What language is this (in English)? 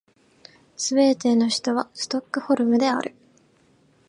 Japanese